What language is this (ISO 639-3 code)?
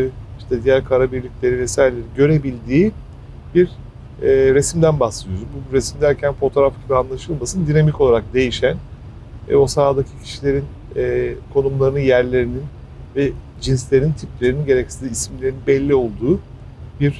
tur